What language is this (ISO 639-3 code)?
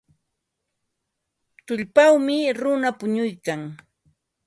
qva